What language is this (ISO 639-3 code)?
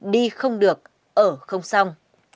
vie